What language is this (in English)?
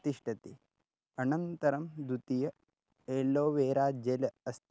Sanskrit